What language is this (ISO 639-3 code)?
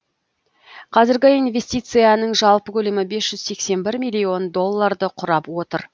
kaz